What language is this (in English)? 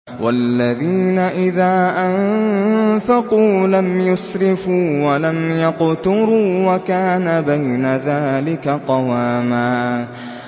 Arabic